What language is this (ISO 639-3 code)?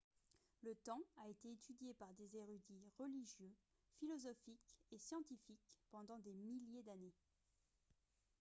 fra